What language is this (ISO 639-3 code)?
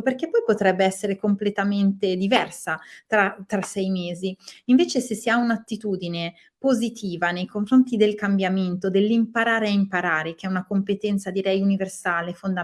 ita